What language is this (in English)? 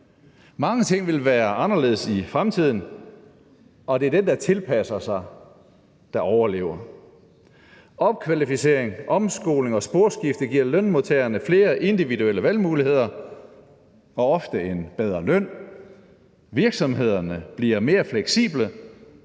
Danish